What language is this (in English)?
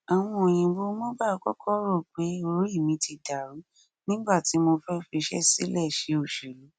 Yoruba